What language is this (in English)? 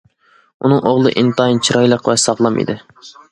Uyghur